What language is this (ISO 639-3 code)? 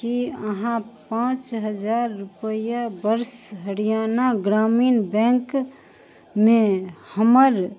mai